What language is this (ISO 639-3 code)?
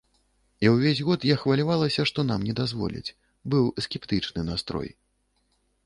bel